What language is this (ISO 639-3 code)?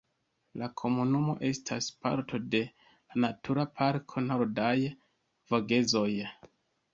epo